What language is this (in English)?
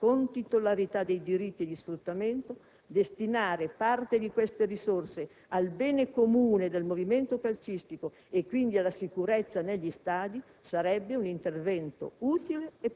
Italian